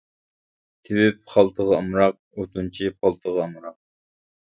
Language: Uyghur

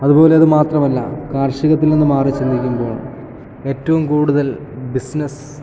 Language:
Malayalam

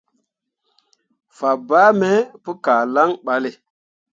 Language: Mundang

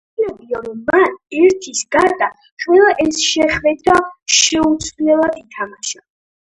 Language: Georgian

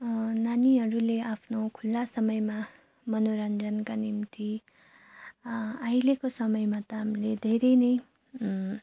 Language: Nepali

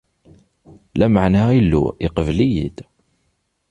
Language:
Kabyle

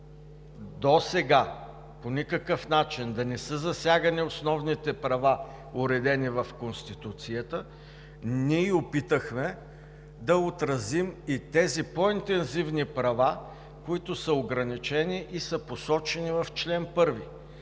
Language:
Bulgarian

